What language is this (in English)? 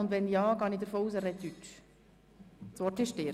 Swiss German